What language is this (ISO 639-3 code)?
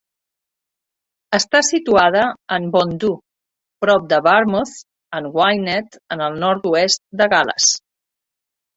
cat